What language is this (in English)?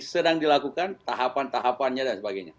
Indonesian